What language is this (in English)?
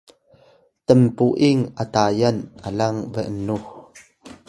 Atayal